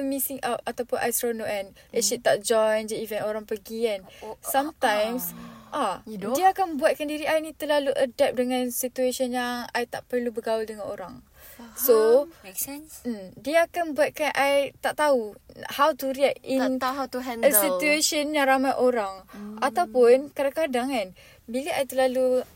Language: Malay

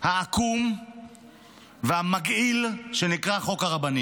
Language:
Hebrew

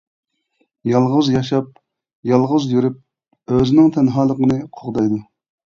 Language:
Uyghur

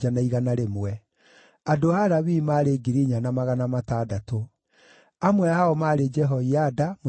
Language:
Kikuyu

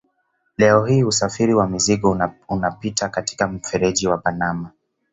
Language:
Swahili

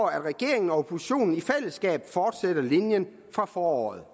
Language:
Danish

